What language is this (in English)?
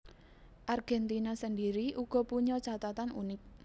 Javanese